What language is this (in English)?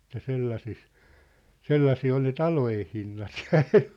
Finnish